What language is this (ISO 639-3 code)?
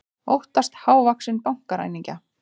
isl